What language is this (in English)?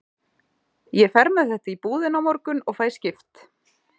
Icelandic